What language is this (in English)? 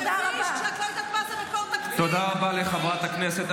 Hebrew